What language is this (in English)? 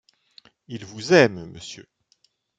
French